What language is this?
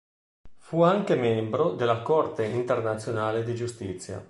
Italian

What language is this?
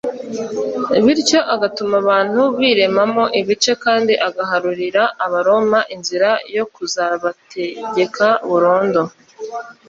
Kinyarwanda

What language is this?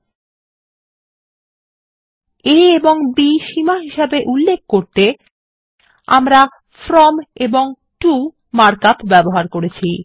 Bangla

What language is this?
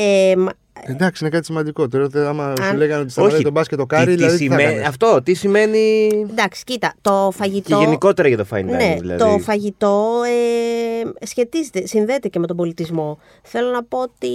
Greek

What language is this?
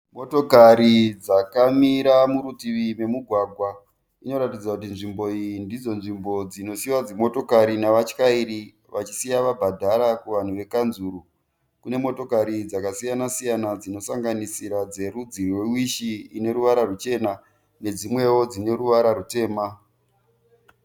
Shona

